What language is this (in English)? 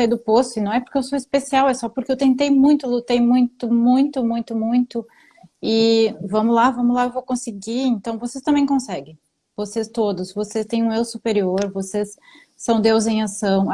Portuguese